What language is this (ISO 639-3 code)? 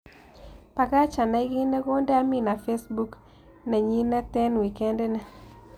kln